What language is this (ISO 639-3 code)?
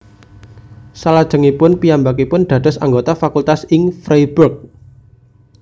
jav